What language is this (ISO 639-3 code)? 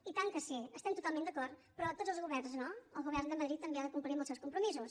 cat